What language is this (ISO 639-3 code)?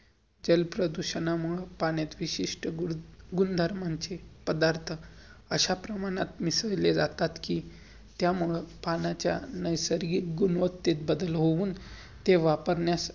mar